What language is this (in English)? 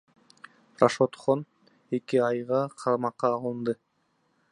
Kyrgyz